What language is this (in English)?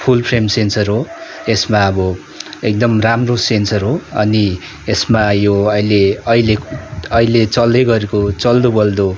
Nepali